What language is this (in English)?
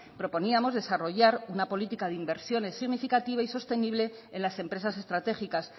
Spanish